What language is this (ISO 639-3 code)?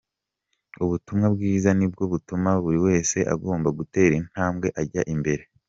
kin